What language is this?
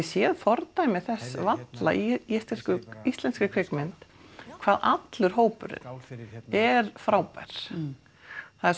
Icelandic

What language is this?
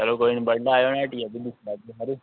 Dogri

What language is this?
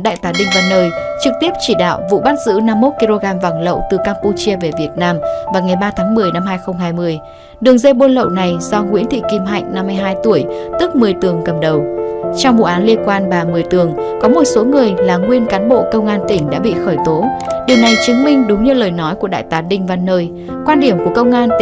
Vietnamese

